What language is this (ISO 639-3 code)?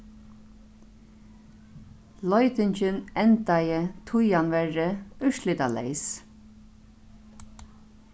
fao